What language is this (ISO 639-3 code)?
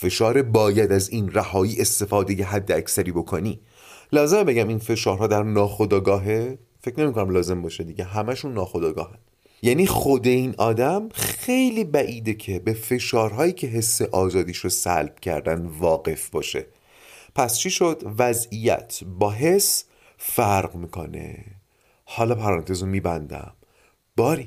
fas